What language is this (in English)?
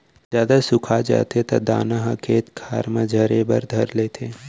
Chhattisgarhi